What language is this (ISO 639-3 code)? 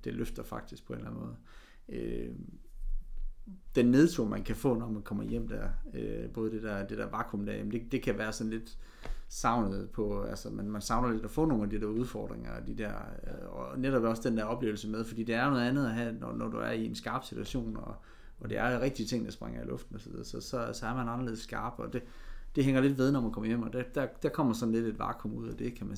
dan